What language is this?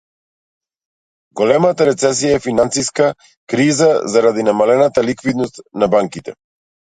Macedonian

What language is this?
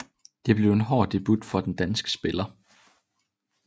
Danish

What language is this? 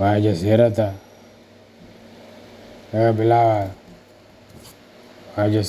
Somali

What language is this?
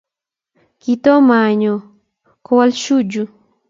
Kalenjin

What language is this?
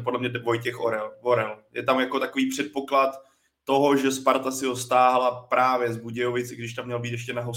Czech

